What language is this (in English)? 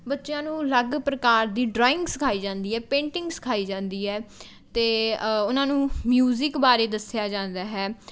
Punjabi